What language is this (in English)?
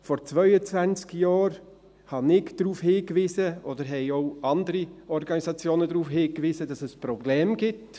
Swiss German